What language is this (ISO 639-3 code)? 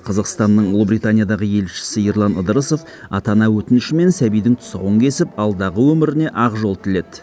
kaz